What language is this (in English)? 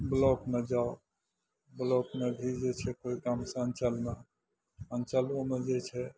Maithili